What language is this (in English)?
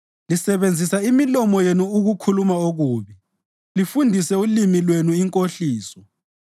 North Ndebele